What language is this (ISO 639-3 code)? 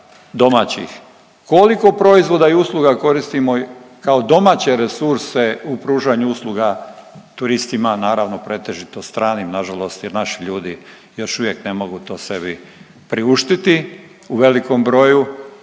hrv